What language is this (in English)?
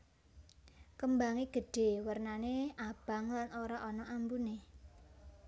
Javanese